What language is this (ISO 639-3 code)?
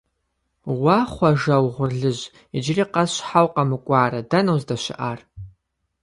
kbd